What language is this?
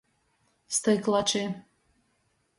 Latgalian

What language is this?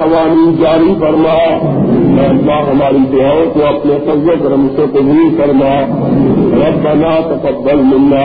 Urdu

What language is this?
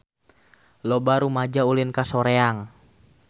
Sundanese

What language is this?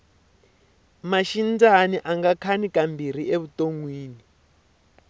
Tsonga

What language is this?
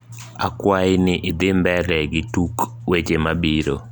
Luo (Kenya and Tanzania)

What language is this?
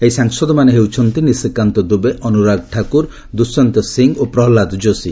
Odia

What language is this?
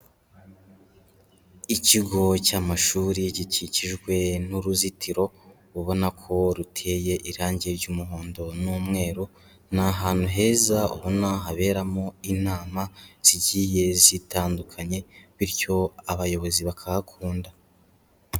Kinyarwanda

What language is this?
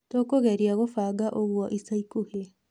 Kikuyu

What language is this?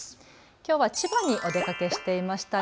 Japanese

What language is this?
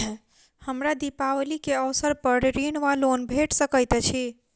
Maithili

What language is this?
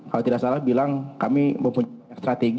Indonesian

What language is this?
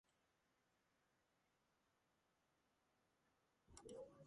Georgian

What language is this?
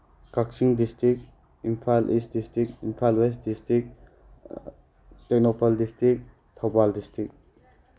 Manipuri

